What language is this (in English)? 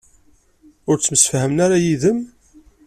Kabyle